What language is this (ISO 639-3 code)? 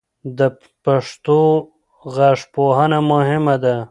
pus